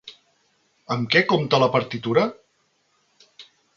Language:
Catalan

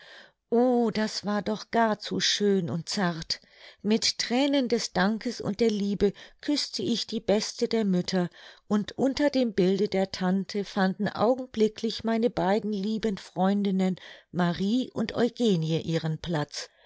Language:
German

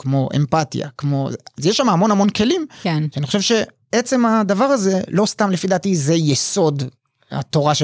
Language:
Hebrew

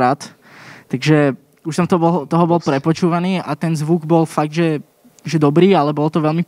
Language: Slovak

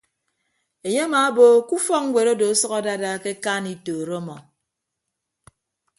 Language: Ibibio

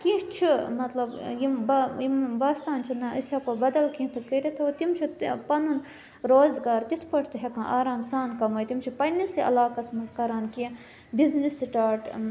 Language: Kashmiri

